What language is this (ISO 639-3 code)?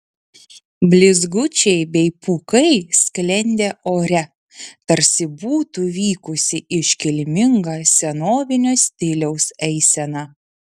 lit